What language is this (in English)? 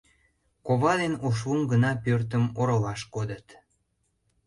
Mari